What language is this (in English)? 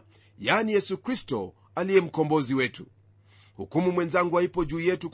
Swahili